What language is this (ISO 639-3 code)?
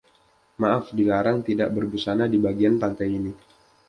ind